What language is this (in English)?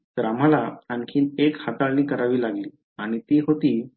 Marathi